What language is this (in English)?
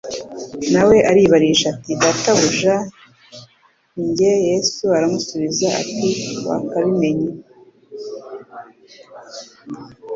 Kinyarwanda